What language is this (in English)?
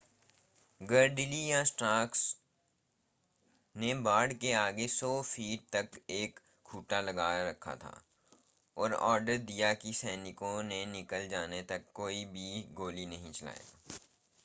Hindi